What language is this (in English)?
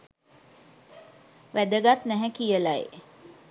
Sinhala